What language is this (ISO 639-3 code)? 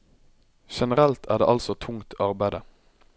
nor